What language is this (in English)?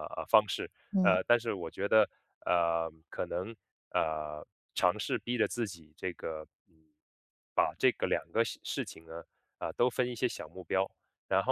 Chinese